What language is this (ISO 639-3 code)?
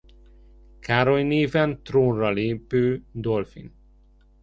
hun